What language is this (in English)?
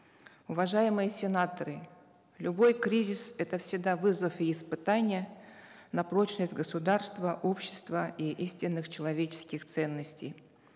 Kazakh